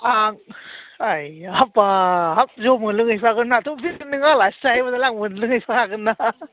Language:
Bodo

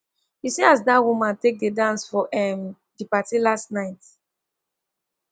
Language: Nigerian Pidgin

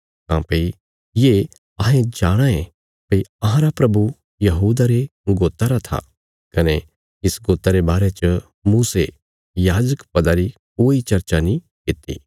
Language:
Bilaspuri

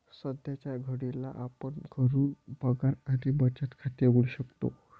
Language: Marathi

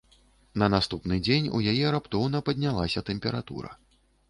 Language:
Belarusian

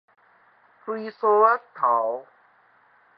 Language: Min Nan Chinese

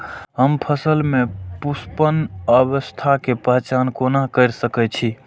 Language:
Maithili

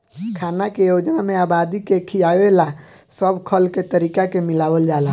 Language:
Bhojpuri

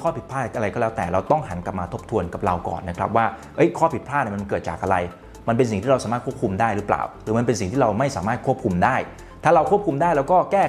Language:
Thai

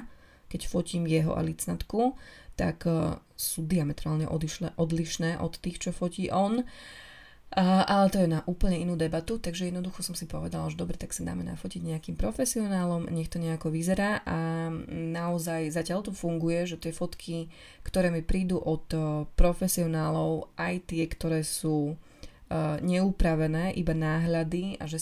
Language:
Slovak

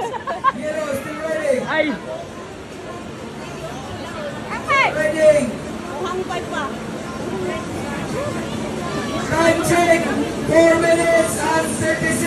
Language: Filipino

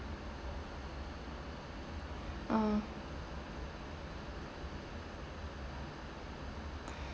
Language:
English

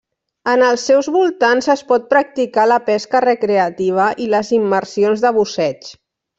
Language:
Catalan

